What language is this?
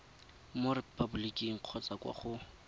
Tswana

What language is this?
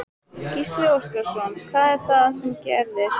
Icelandic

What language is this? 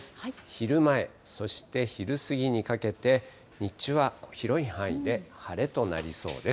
Japanese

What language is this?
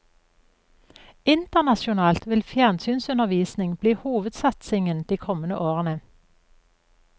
Norwegian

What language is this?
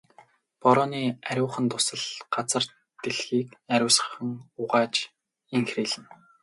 Mongolian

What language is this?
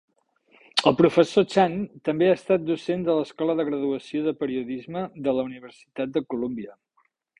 Catalan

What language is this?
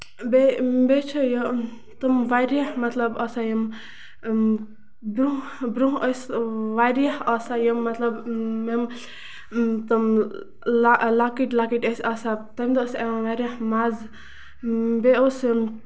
Kashmiri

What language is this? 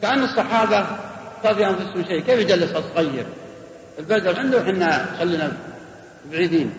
Arabic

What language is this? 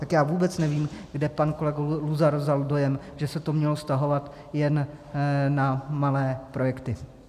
Czech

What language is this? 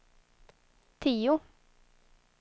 Swedish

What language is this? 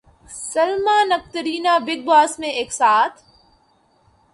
Urdu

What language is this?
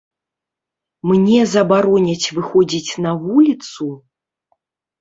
Belarusian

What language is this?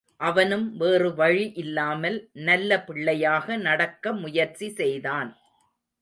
Tamil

